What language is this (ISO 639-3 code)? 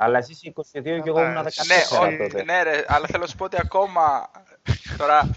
ell